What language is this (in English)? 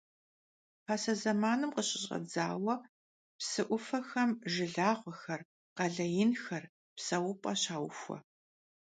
Kabardian